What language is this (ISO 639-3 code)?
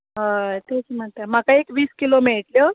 kok